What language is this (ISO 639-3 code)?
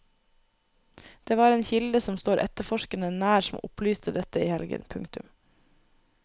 nor